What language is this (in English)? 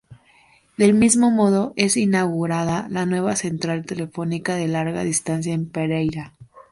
Spanish